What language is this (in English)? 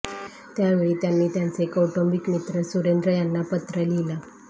Marathi